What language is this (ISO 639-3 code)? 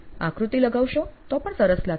guj